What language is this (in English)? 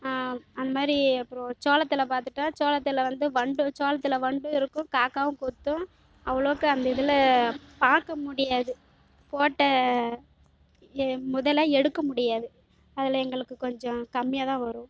Tamil